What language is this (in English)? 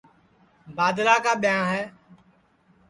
Sansi